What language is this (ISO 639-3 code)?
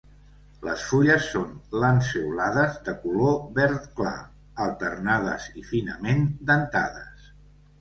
cat